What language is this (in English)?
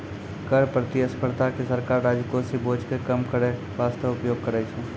Maithili